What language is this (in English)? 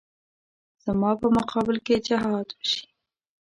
Pashto